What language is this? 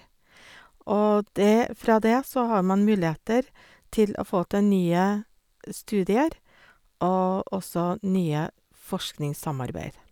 Norwegian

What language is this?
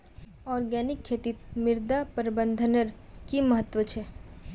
Magahi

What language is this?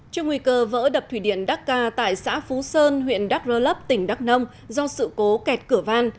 Vietnamese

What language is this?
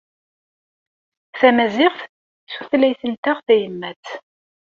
Kabyle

